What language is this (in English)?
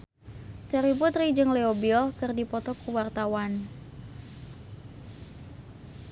Sundanese